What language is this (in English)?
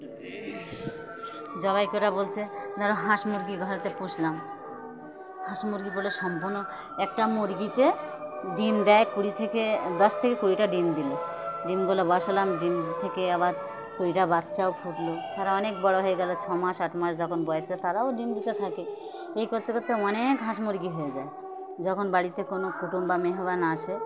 Bangla